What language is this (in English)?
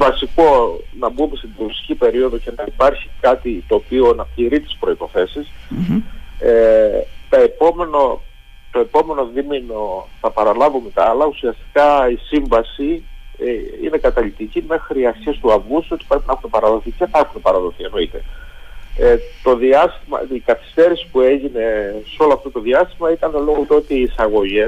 Greek